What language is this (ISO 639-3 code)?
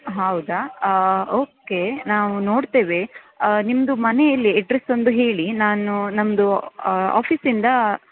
kan